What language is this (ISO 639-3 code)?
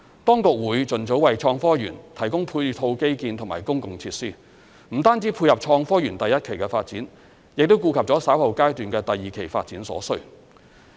yue